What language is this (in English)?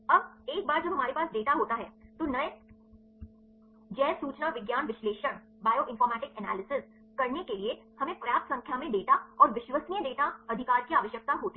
Hindi